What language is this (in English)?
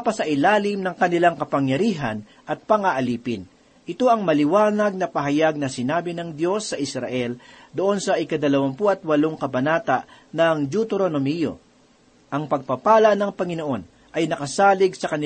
Filipino